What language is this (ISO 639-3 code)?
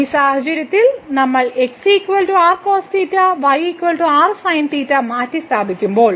mal